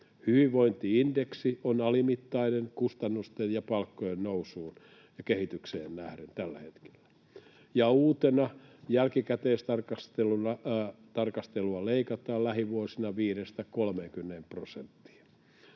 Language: Finnish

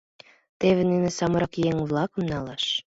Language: Mari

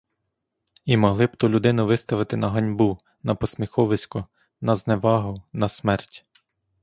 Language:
Ukrainian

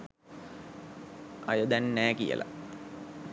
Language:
Sinhala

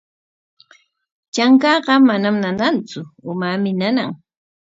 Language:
Corongo Ancash Quechua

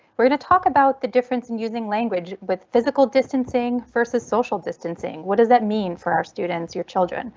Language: English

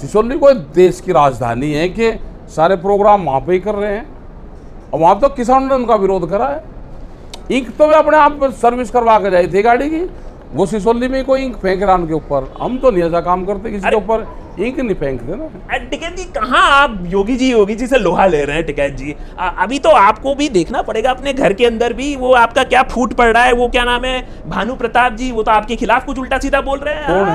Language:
Hindi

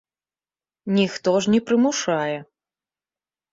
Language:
Belarusian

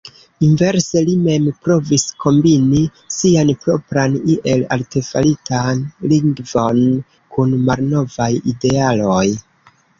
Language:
Esperanto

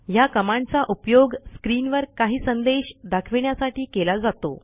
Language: Marathi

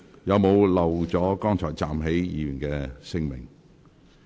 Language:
Cantonese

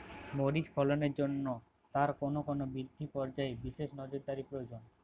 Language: Bangla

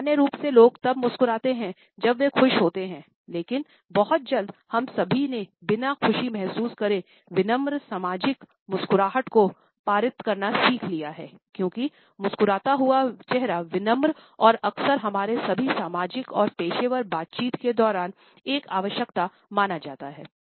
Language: Hindi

